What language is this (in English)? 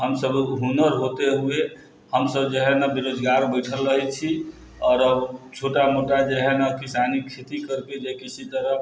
Maithili